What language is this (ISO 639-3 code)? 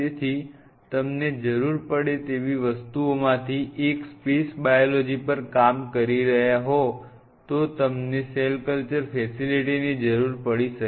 guj